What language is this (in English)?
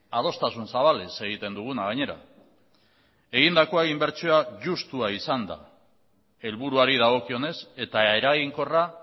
Basque